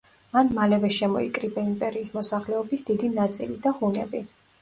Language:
Georgian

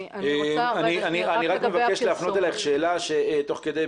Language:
Hebrew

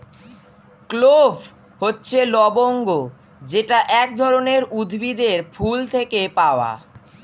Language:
Bangla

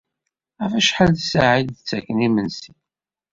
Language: Kabyle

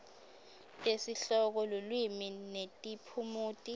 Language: Swati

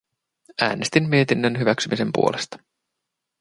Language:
Finnish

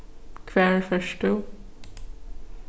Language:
Faroese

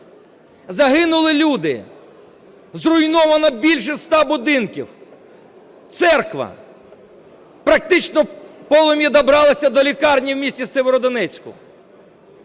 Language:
Ukrainian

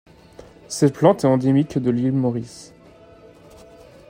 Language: French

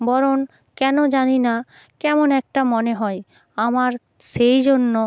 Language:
Bangla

